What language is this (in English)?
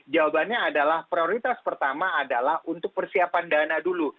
Indonesian